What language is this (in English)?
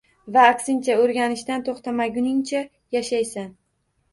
Uzbek